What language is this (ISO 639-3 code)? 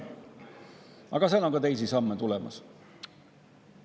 est